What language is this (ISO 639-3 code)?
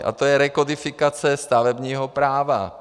ces